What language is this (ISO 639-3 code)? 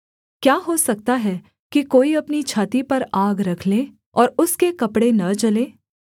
hin